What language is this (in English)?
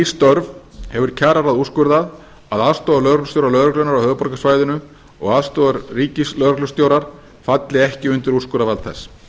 Icelandic